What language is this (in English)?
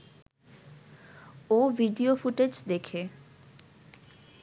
Bangla